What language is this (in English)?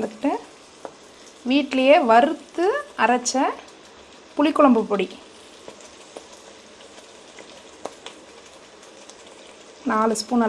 English